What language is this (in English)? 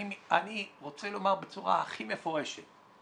Hebrew